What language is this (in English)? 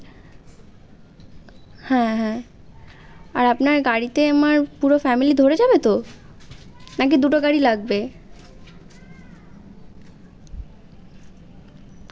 Bangla